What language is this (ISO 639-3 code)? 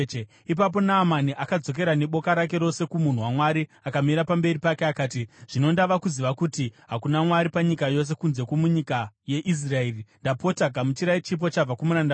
sna